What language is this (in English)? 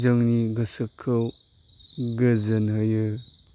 Bodo